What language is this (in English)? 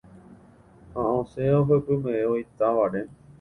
Guarani